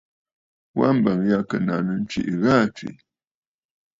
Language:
Bafut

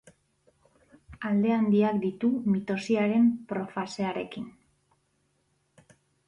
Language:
Basque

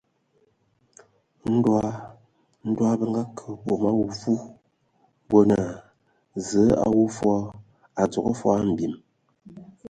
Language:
Ewondo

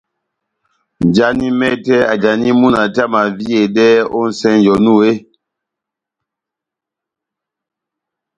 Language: Batanga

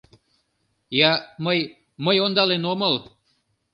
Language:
Mari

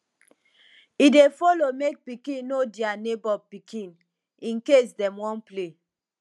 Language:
Nigerian Pidgin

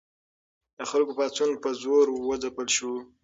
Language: Pashto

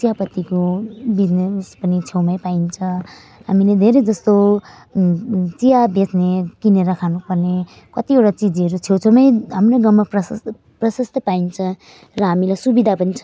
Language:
Nepali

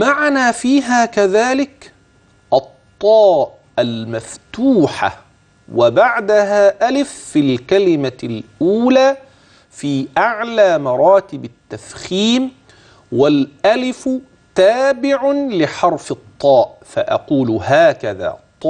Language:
Arabic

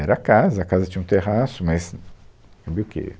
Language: Portuguese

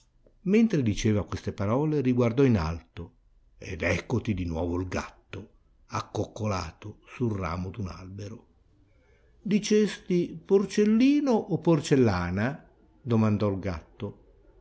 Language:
Italian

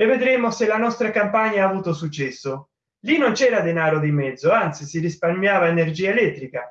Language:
Italian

